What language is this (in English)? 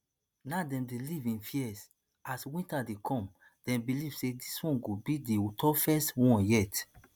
Nigerian Pidgin